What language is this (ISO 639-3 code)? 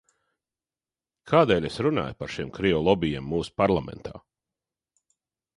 lav